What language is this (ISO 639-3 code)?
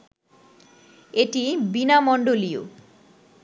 ben